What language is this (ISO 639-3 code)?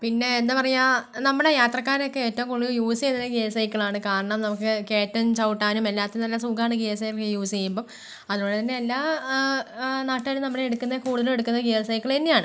mal